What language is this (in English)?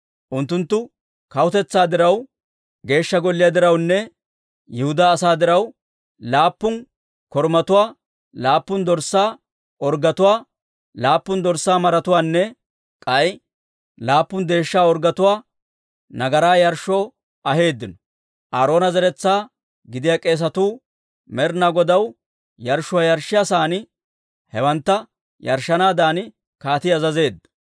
Dawro